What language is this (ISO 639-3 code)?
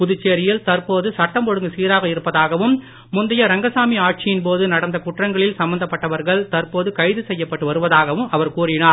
tam